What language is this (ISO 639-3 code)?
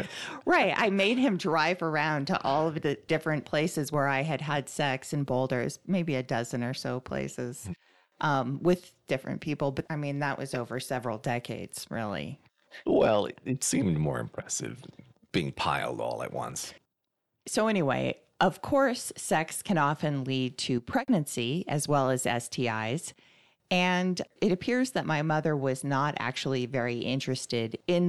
eng